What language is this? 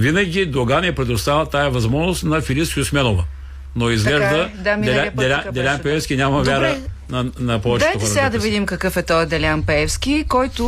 Bulgarian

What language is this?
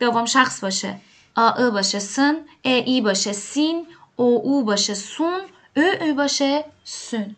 Persian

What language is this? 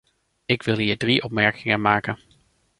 Dutch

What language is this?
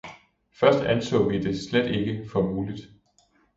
Danish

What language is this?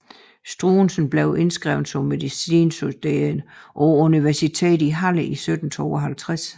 Danish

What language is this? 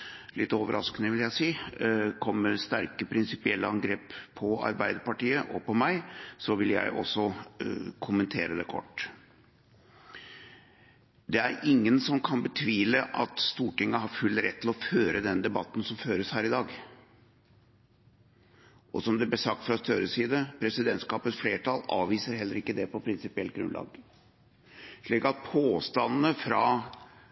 Norwegian Bokmål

